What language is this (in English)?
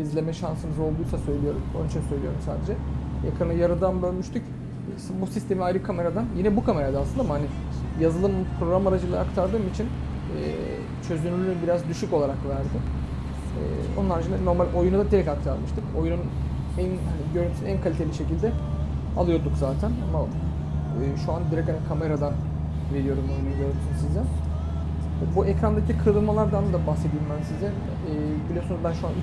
Turkish